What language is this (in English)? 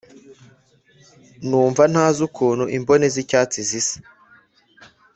Kinyarwanda